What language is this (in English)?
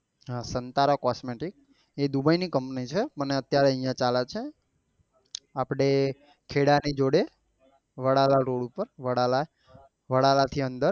Gujarati